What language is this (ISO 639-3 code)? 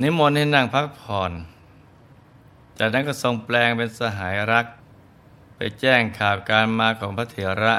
tha